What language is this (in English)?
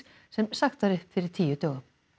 Icelandic